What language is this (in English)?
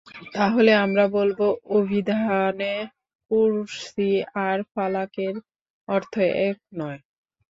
Bangla